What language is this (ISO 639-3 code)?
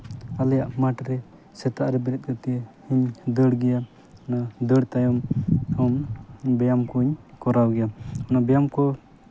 sat